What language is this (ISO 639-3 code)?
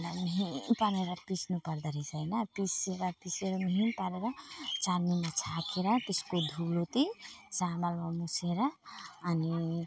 nep